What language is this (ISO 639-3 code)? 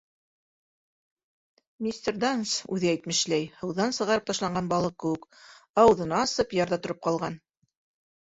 bak